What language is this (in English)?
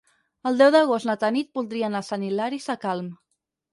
Catalan